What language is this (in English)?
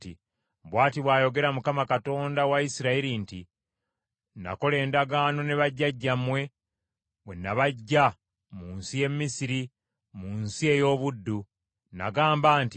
Ganda